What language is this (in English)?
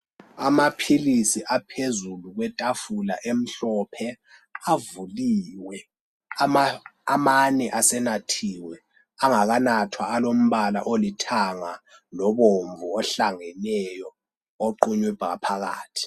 North Ndebele